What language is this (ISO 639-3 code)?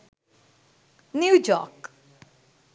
sin